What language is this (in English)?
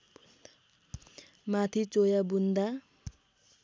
Nepali